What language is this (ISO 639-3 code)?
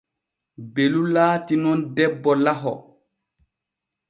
fue